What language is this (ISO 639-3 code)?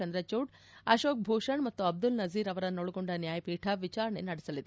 kan